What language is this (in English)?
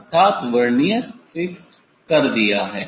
Hindi